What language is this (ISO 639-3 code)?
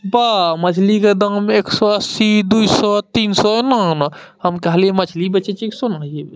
mai